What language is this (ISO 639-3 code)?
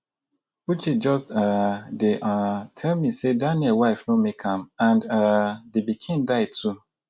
pcm